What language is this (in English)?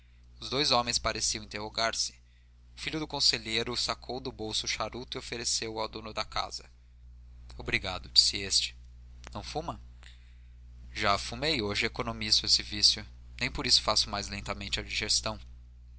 Portuguese